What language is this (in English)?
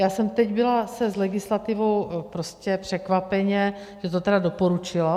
Czech